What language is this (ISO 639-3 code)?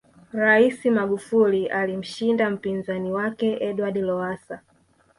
swa